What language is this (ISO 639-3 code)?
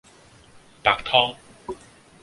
yue